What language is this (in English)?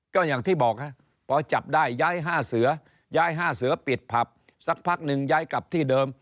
Thai